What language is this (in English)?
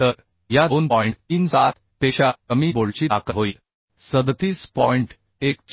Marathi